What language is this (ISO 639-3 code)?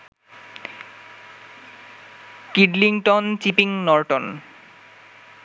ben